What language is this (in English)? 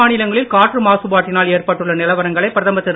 Tamil